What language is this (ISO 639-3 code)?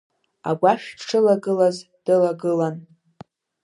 abk